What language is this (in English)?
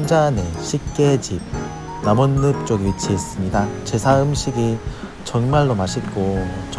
Korean